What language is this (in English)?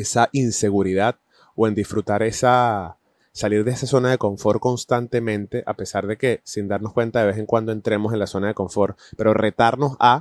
Spanish